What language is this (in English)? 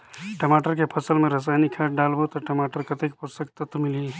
Chhattisgarhi